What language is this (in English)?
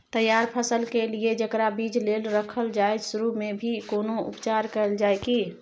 Maithili